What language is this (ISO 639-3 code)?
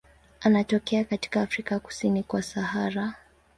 swa